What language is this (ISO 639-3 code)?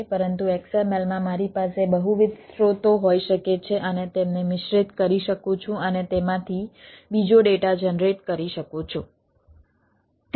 guj